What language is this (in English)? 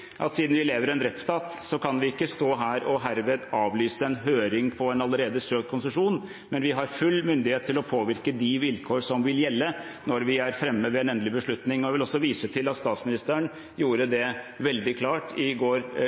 Norwegian Bokmål